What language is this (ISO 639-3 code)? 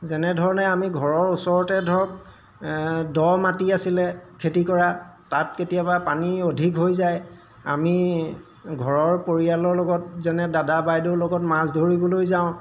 asm